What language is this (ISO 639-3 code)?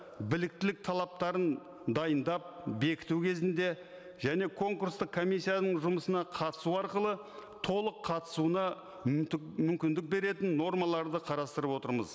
kaz